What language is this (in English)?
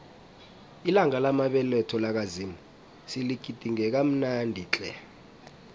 South Ndebele